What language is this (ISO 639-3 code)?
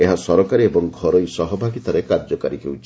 ori